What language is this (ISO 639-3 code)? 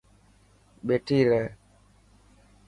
mki